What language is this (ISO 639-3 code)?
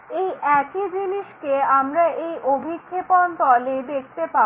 ben